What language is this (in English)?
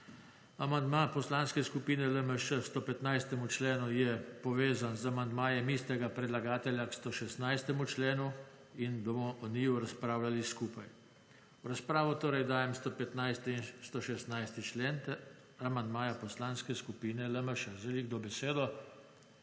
Slovenian